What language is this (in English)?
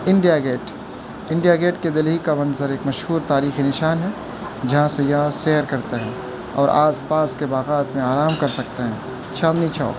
Urdu